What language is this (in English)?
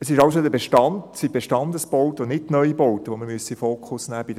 Swiss German